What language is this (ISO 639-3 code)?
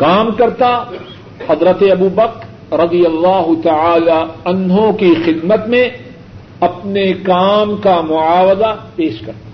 urd